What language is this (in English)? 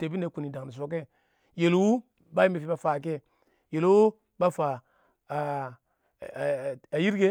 Awak